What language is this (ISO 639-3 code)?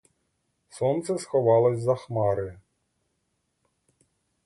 ukr